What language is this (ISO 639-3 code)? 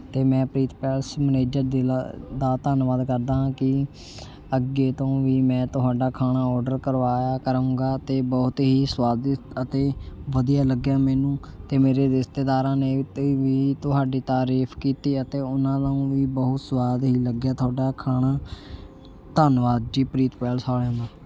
pan